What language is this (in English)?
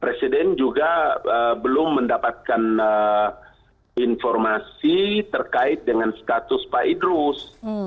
Indonesian